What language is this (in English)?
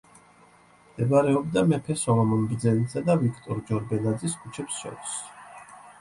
Georgian